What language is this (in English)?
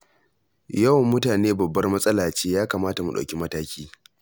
Hausa